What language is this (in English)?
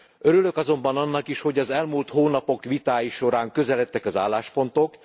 Hungarian